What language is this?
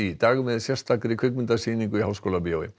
Icelandic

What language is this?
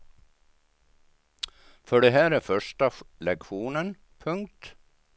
Swedish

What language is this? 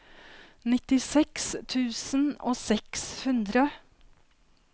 Norwegian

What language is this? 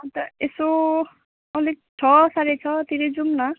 Nepali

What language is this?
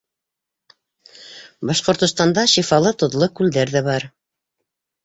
Bashkir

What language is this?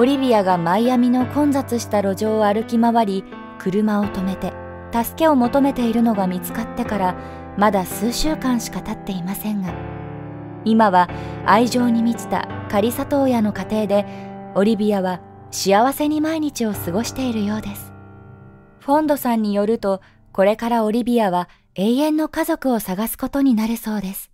Japanese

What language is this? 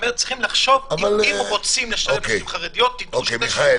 Hebrew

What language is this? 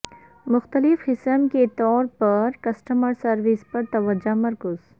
Urdu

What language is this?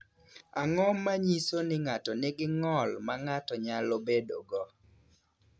Luo (Kenya and Tanzania)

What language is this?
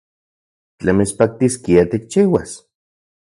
Central Puebla Nahuatl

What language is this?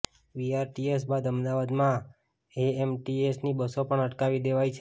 Gujarati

